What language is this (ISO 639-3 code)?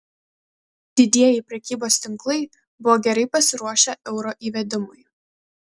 lit